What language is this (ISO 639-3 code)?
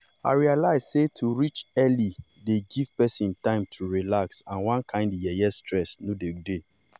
pcm